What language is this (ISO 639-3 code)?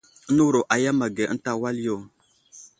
udl